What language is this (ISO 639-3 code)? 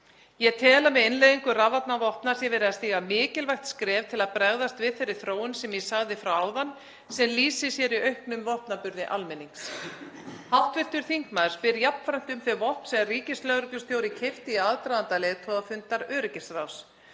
isl